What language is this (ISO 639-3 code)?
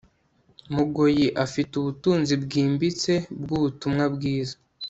kin